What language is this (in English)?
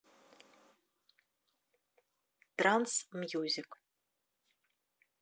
Russian